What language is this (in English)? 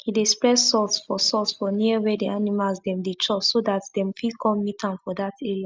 Nigerian Pidgin